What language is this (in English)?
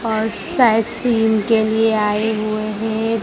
Hindi